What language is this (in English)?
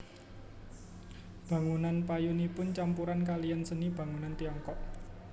Javanese